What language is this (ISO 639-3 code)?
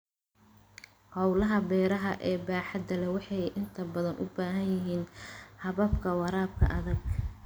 som